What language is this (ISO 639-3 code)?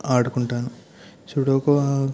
tel